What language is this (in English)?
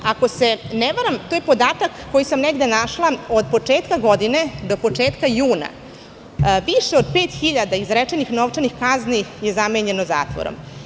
Serbian